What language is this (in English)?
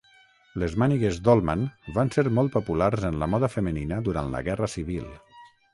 Catalan